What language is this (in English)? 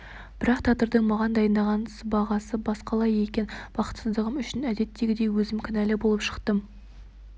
Kazakh